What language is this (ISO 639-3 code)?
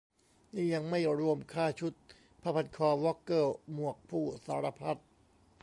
tha